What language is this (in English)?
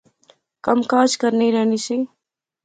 Pahari-Potwari